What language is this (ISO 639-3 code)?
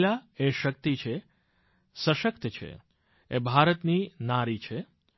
guj